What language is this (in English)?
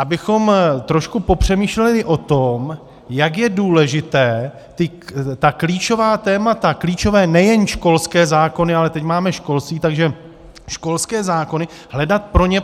Czech